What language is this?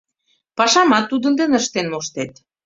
Mari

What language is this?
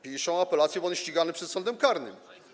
Polish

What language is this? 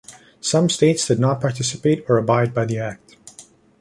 English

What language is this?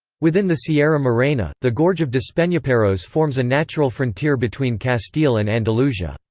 English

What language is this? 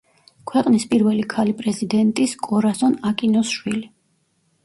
Georgian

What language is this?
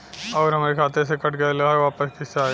Bhojpuri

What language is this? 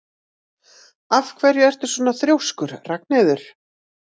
Icelandic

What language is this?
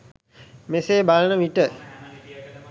Sinhala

